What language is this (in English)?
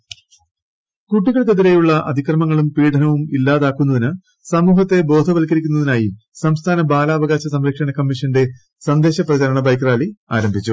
Malayalam